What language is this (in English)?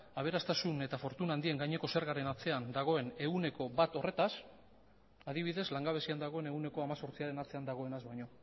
Basque